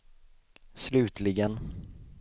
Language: Swedish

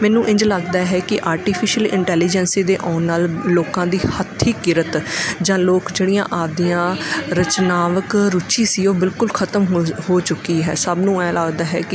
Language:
Punjabi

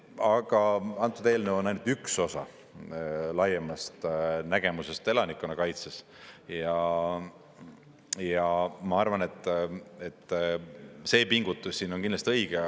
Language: Estonian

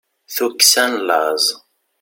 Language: Kabyle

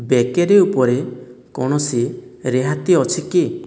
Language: Odia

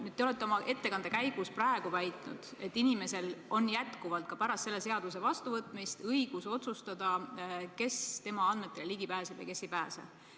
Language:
Estonian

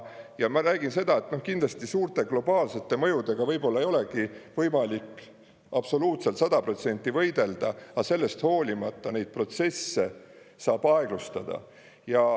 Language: Estonian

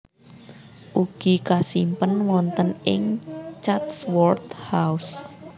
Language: Javanese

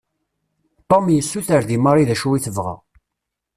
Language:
Kabyle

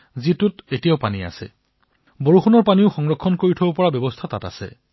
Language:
Assamese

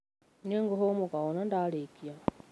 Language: Kikuyu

